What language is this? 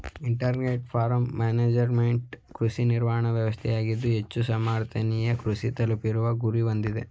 Kannada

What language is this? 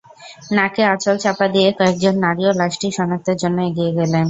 Bangla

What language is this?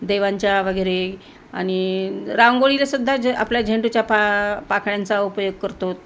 Marathi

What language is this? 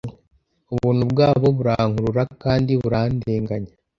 Kinyarwanda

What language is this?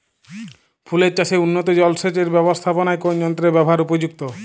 Bangla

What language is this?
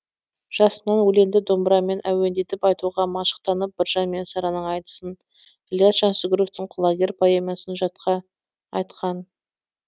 Kazakh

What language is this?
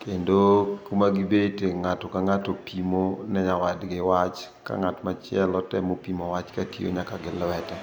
Luo (Kenya and Tanzania)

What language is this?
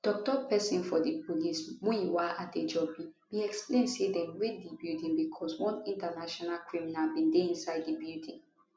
Nigerian Pidgin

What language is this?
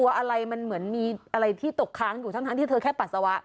Thai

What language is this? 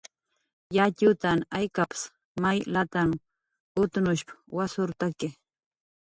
Jaqaru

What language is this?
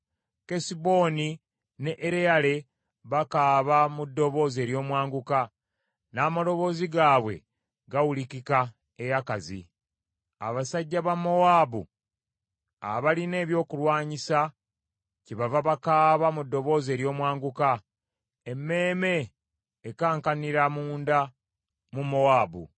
Ganda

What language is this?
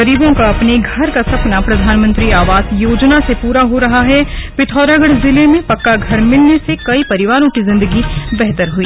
Hindi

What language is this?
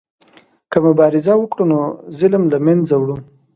Pashto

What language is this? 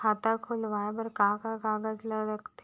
Chhattisgarhi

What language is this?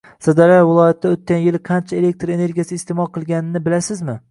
Uzbek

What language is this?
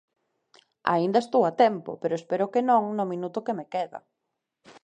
Galician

